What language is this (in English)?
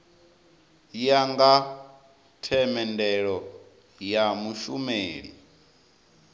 Venda